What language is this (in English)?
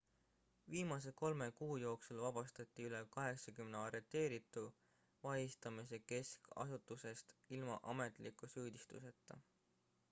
Estonian